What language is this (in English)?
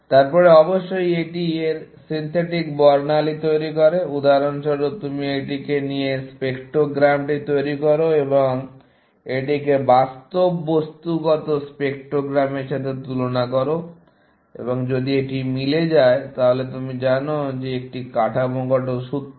Bangla